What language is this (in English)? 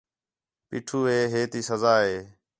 Khetrani